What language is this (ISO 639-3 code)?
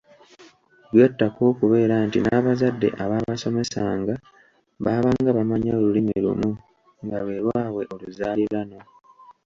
lug